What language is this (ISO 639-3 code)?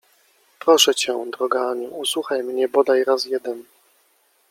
pol